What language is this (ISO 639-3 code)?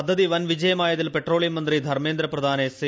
mal